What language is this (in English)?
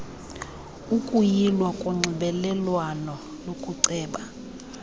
Xhosa